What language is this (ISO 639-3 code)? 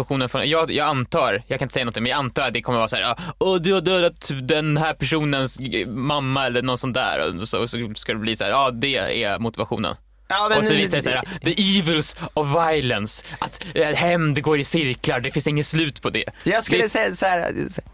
swe